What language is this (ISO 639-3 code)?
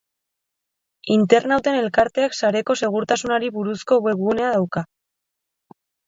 eus